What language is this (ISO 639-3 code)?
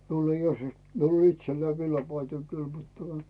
fin